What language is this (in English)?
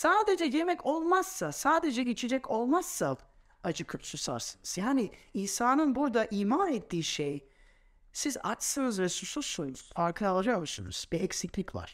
Turkish